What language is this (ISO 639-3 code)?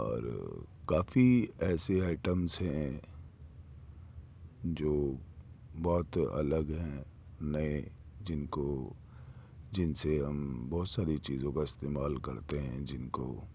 urd